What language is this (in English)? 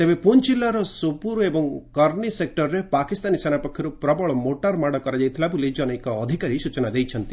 Odia